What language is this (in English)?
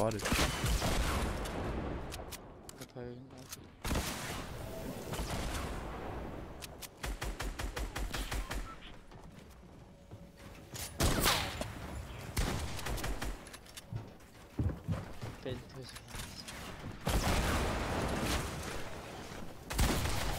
English